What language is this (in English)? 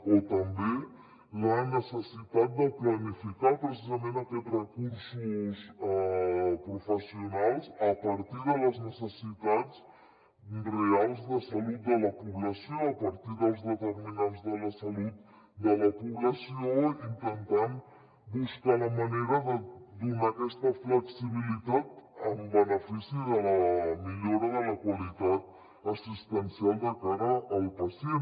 Catalan